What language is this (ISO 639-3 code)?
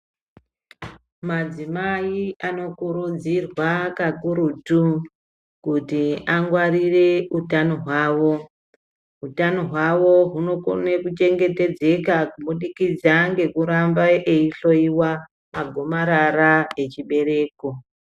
ndc